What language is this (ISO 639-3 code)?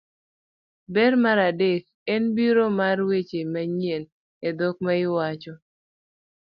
luo